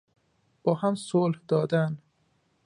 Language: Persian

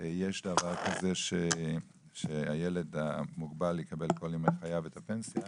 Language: Hebrew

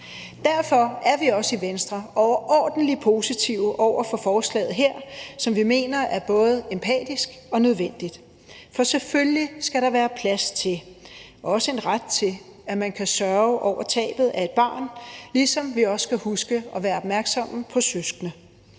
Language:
Danish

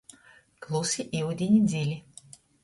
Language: Latgalian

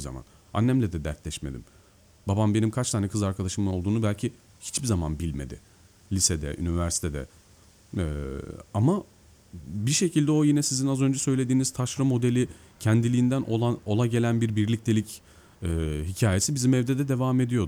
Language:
Turkish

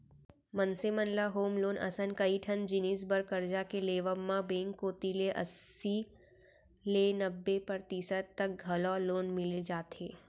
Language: Chhattisgarhi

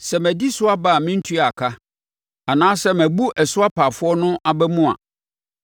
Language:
Akan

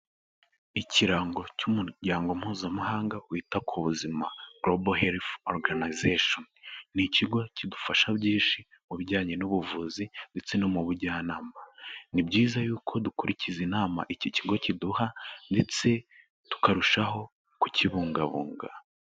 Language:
Kinyarwanda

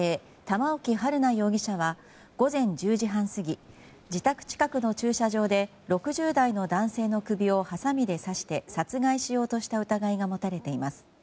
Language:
Japanese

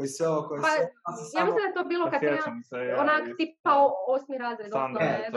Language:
Croatian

